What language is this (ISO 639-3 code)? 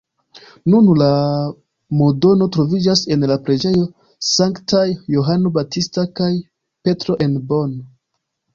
epo